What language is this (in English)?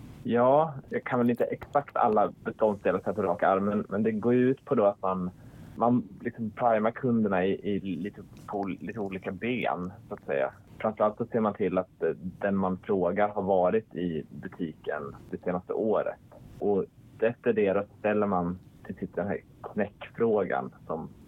Swedish